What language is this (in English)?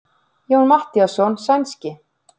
Icelandic